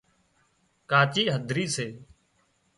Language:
Wadiyara Koli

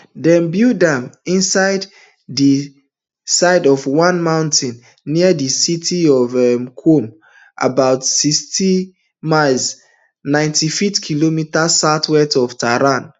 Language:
Nigerian Pidgin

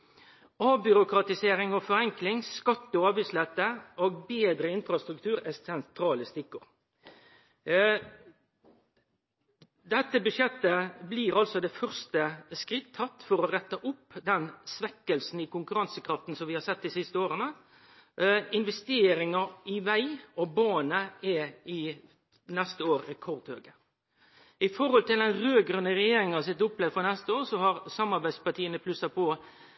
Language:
Norwegian Nynorsk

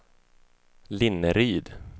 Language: Swedish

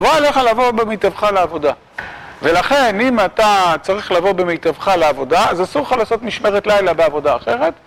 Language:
Hebrew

